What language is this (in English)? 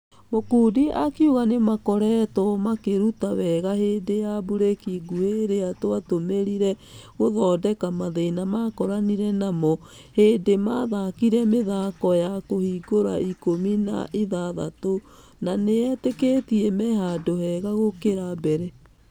Kikuyu